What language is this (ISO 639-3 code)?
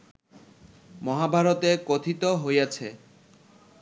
ben